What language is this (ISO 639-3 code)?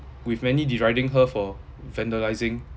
eng